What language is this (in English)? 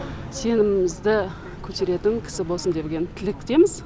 Kazakh